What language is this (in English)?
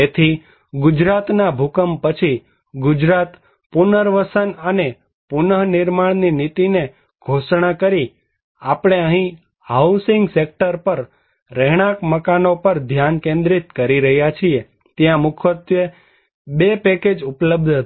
Gujarati